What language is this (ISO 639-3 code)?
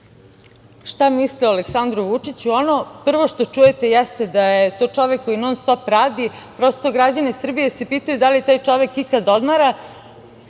srp